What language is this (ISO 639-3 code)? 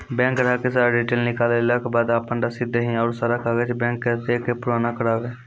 mai